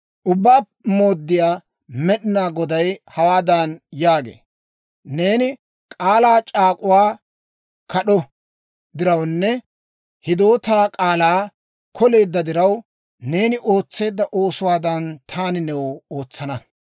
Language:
Dawro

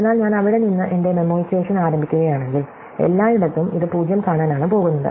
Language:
Malayalam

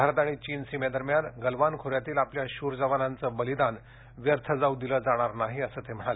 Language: Marathi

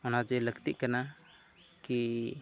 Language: Santali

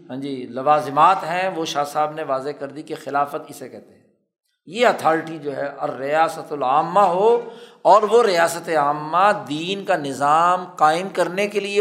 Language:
Urdu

